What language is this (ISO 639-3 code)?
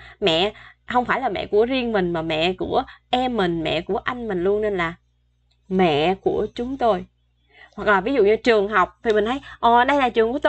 vie